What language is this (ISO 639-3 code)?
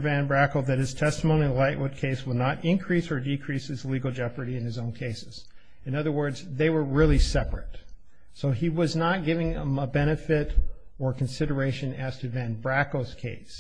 eng